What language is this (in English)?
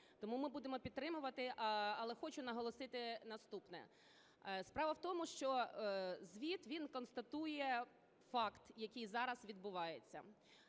Ukrainian